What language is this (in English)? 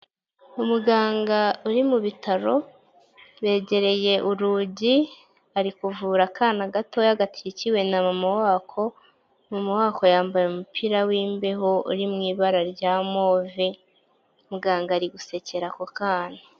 Kinyarwanda